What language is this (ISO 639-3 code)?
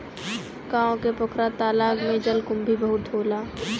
bho